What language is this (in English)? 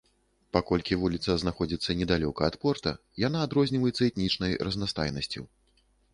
Belarusian